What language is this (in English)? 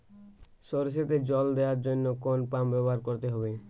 Bangla